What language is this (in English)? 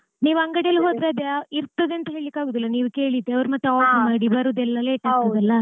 Kannada